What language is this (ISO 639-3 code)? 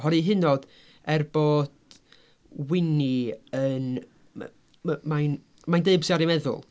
cym